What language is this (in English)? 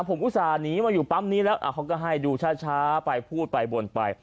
Thai